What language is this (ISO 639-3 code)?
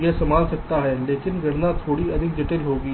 hin